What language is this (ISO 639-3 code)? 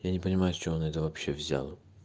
rus